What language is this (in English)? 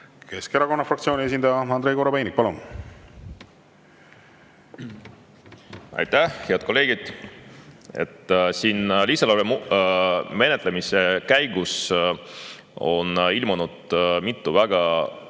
Estonian